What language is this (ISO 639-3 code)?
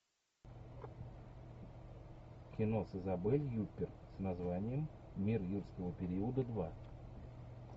rus